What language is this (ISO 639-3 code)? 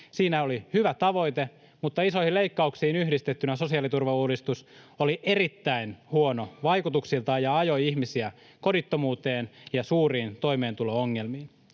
fin